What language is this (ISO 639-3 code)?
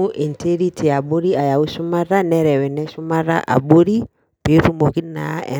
mas